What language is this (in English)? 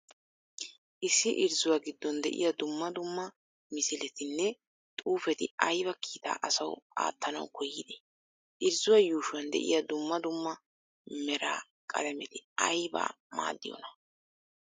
Wolaytta